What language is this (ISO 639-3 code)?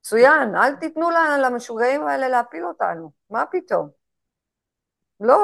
heb